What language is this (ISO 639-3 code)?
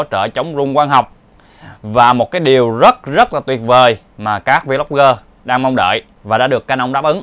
vie